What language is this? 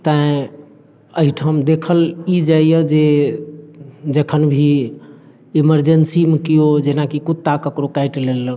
Maithili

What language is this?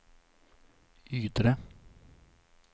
Swedish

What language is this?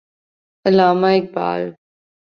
Urdu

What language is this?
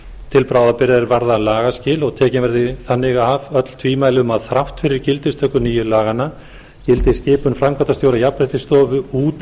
Icelandic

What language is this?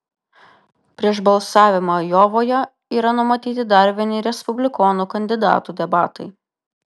Lithuanian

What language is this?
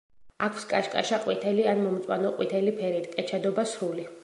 Georgian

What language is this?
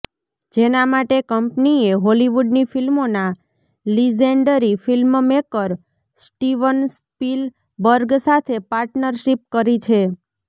Gujarati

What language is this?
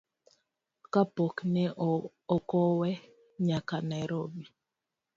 Luo (Kenya and Tanzania)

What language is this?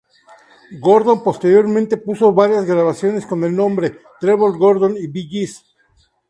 Spanish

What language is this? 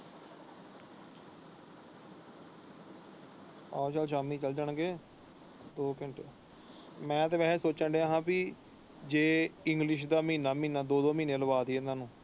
Punjabi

